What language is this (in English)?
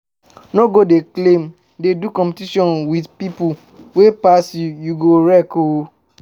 Nigerian Pidgin